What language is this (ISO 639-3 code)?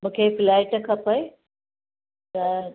snd